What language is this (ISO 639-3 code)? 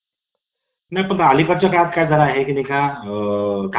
mar